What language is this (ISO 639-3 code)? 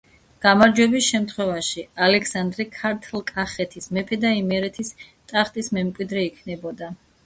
kat